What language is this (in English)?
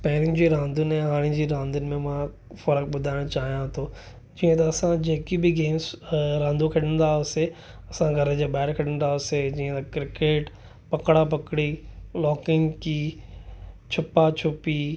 Sindhi